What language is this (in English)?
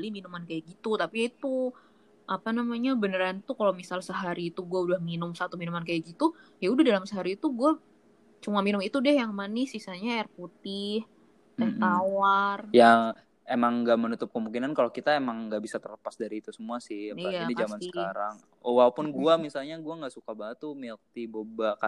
Indonesian